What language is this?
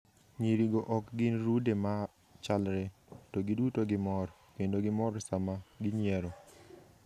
Luo (Kenya and Tanzania)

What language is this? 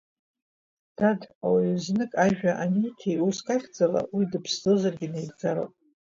Abkhazian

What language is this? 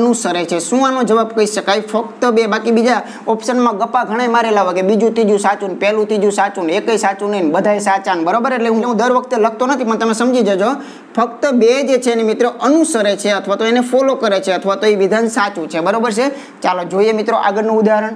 Indonesian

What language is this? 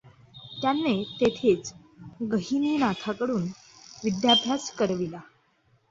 Marathi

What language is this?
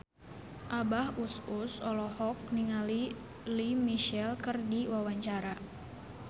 Sundanese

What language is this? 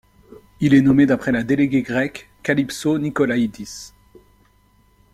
French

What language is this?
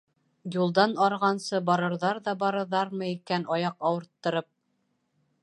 Bashkir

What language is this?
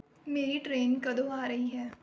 Punjabi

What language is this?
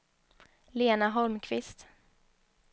Swedish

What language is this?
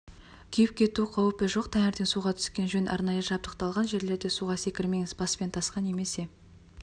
Kazakh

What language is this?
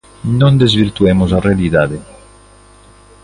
Galician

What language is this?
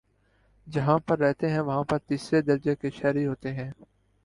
Urdu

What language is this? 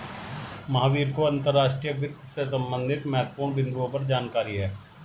Hindi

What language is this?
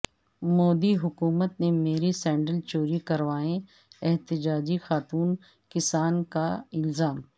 Urdu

